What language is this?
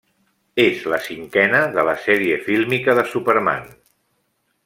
Catalan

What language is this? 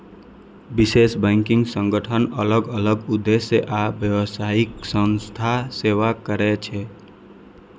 Maithili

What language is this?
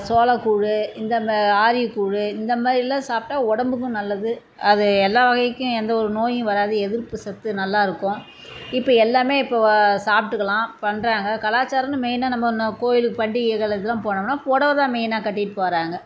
Tamil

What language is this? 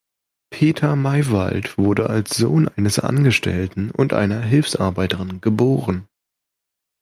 German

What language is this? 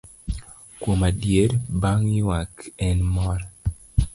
Luo (Kenya and Tanzania)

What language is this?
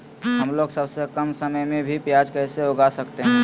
Magahi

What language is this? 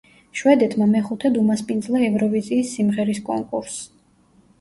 Georgian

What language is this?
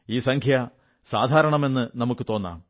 Malayalam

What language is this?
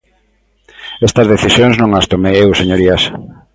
Galician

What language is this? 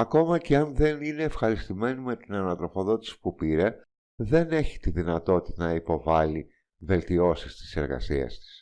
Greek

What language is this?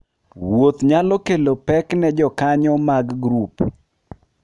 Luo (Kenya and Tanzania)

